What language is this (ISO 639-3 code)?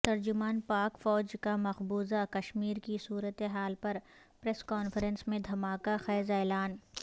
urd